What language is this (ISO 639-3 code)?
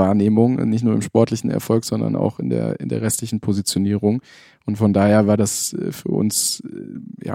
deu